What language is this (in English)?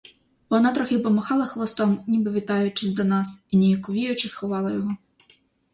Ukrainian